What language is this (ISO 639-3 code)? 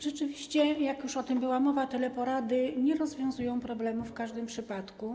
pol